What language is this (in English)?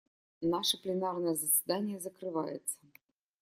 Russian